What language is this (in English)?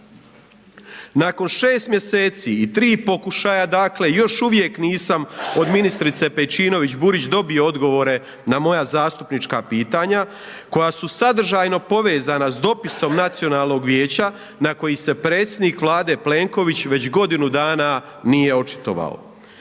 Croatian